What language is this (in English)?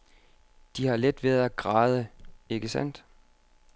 Danish